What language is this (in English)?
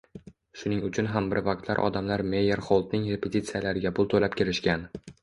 Uzbek